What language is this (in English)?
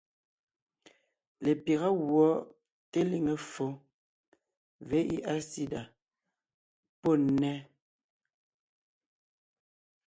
Ngiemboon